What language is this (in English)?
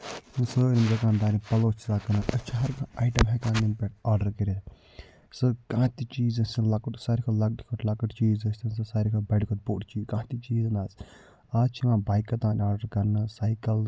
Kashmiri